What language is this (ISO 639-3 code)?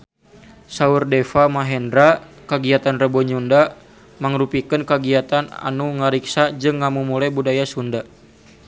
sun